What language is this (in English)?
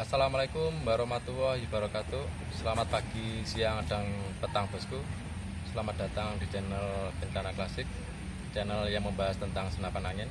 Indonesian